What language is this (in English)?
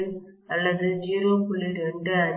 Tamil